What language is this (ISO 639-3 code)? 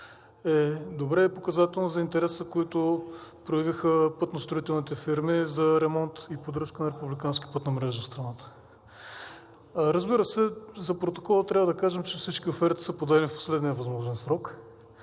bul